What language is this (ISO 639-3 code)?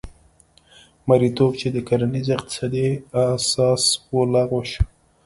pus